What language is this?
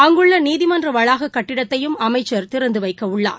Tamil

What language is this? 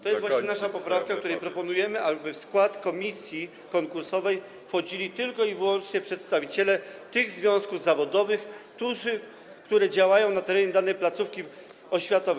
Polish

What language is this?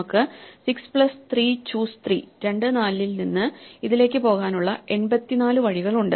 Malayalam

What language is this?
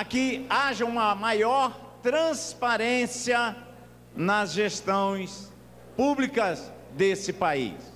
Portuguese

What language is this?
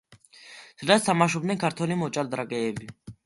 Georgian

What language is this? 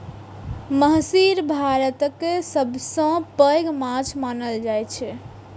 Maithili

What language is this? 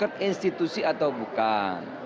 Indonesian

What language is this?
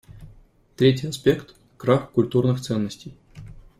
Russian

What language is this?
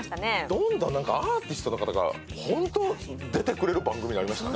Japanese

